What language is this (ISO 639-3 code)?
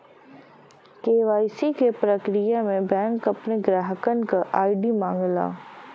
bho